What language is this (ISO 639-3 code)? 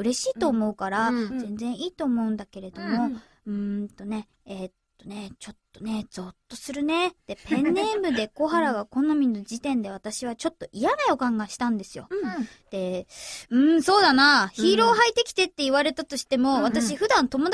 jpn